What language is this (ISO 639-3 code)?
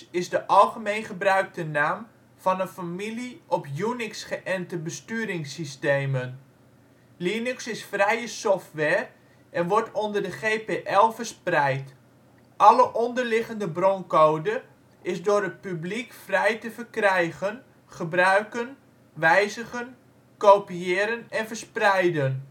nld